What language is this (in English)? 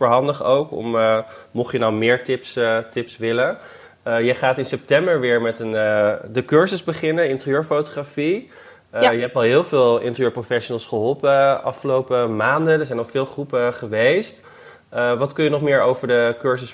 Dutch